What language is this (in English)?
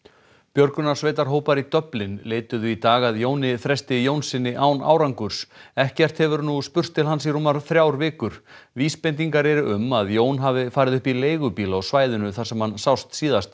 Icelandic